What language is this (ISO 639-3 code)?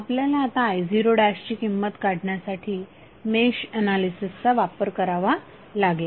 mar